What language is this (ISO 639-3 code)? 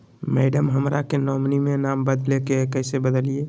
mag